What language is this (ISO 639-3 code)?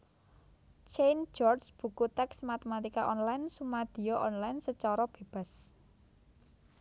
jav